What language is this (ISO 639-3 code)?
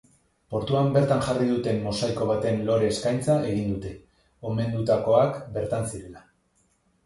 eus